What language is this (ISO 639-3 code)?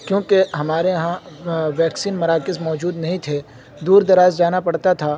urd